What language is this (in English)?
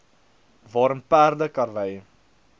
Afrikaans